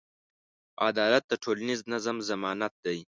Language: Pashto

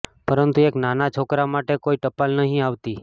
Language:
Gujarati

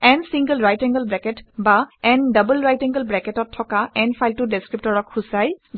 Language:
Assamese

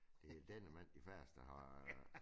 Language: Danish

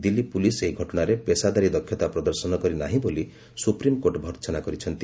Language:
Odia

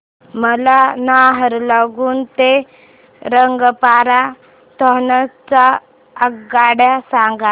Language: Marathi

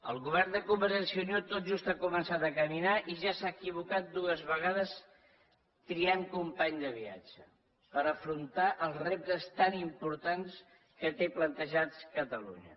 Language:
Catalan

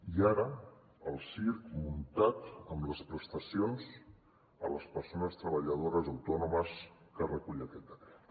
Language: Catalan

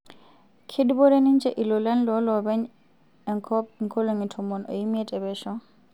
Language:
Masai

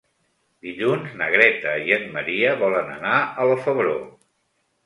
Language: Catalan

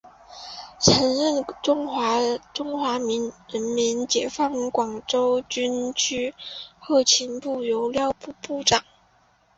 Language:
Chinese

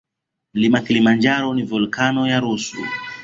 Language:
Swahili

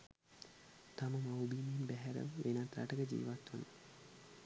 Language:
Sinhala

